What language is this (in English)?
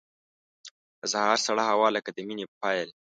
Pashto